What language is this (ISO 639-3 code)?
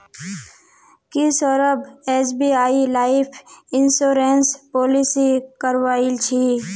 mag